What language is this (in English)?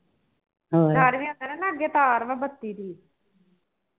Punjabi